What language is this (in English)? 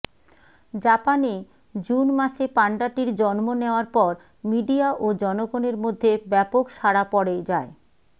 Bangla